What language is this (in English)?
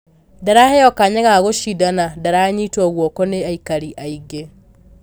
Kikuyu